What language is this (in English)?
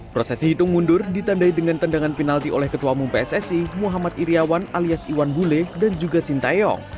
Indonesian